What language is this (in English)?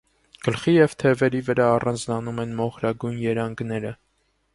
Armenian